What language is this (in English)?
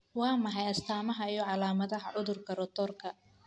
Somali